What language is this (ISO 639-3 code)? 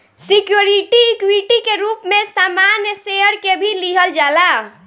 bho